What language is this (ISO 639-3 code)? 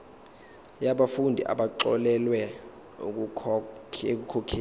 zul